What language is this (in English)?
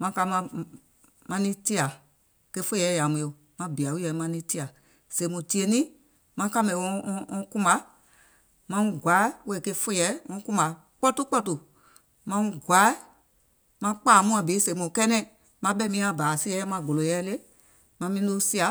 Gola